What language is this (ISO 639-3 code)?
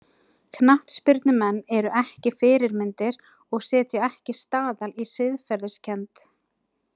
isl